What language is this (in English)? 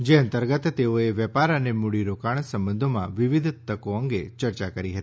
Gujarati